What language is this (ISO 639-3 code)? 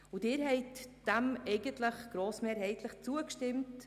gsw